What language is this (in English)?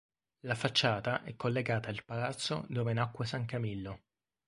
Italian